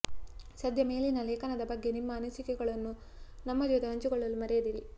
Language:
Kannada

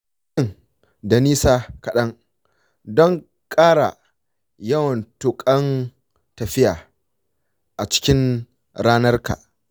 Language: Hausa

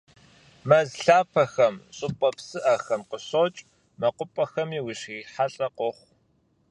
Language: Kabardian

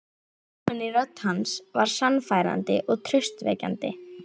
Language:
Icelandic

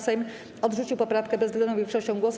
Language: Polish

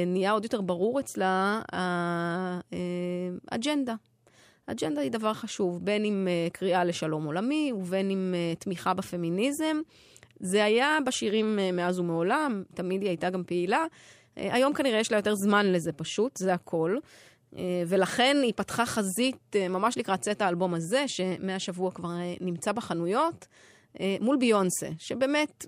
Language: Hebrew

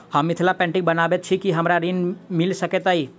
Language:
Maithili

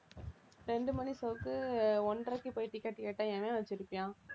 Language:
Tamil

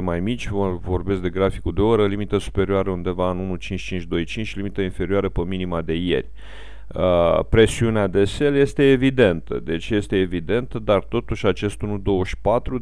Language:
Romanian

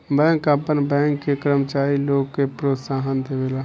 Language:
Bhojpuri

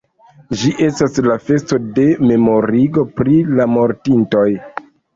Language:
Esperanto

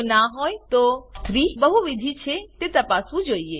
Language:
Gujarati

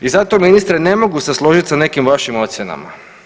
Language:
Croatian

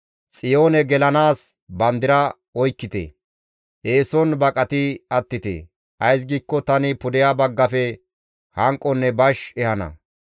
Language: Gamo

